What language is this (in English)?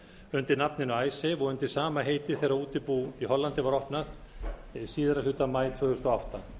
Icelandic